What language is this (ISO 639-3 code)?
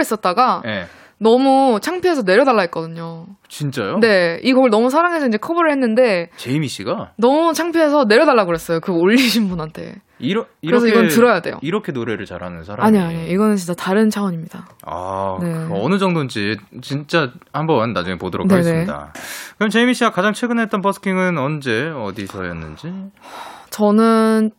kor